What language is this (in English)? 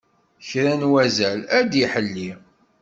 Kabyle